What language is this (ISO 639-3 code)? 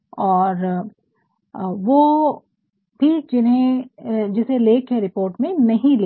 hin